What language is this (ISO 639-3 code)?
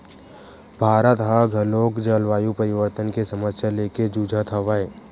hne